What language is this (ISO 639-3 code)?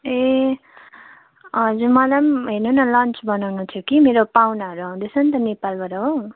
nep